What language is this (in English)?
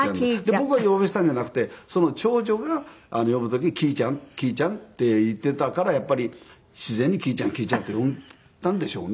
Japanese